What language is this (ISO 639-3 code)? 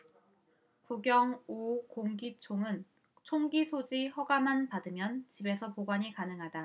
kor